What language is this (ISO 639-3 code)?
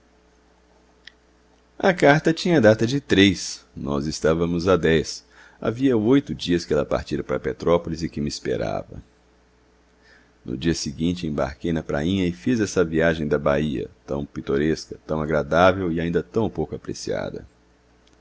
por